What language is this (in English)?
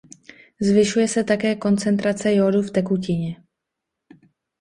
Czech